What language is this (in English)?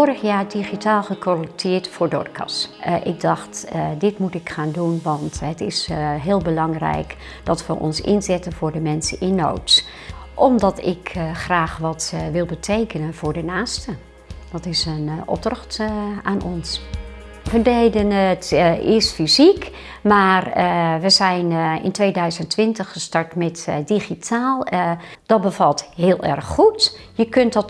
Dutch